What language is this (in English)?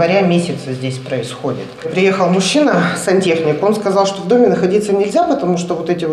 Russian